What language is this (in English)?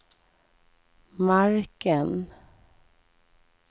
Swedish